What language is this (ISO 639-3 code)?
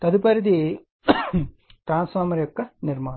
tel